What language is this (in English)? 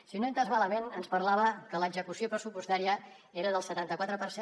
Catalan